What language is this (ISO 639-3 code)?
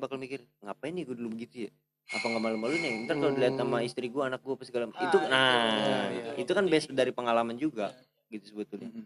ind